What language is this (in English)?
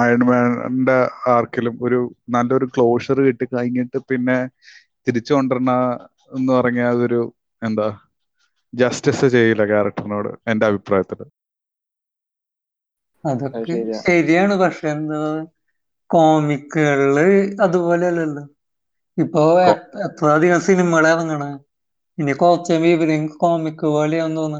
Malayalam